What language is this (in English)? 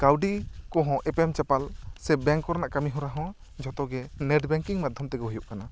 Santali